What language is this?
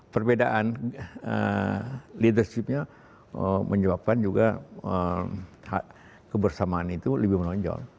Indonesian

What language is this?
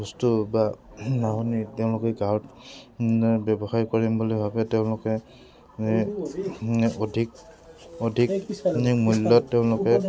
Assamese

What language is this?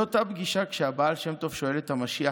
Hebrew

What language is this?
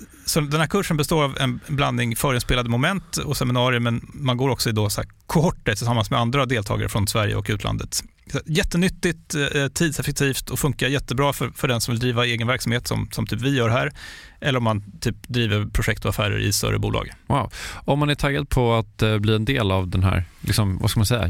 Swedish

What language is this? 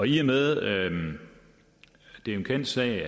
Danish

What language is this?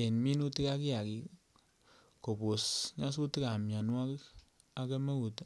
Kalenjin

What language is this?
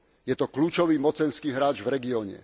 Slovak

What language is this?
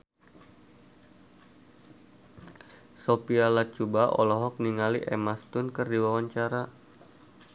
Sundanese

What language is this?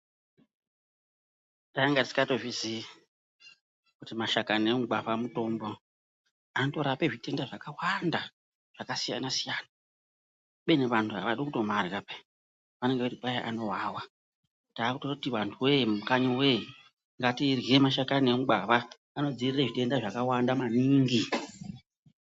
Ndau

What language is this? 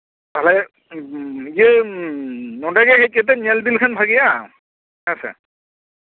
Santali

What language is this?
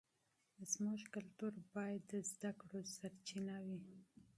Pashto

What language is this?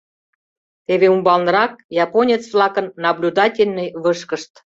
Mari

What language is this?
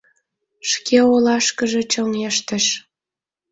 Mari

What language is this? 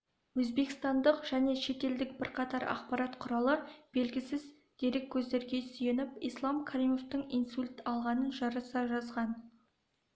Kazakh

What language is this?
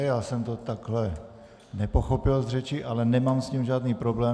Czech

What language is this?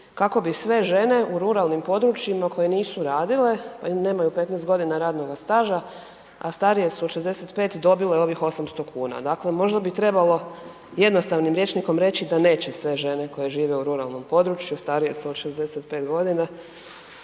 Croatian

